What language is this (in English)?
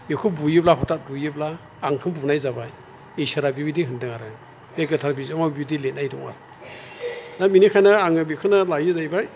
Bodo